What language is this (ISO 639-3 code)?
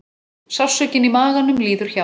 isl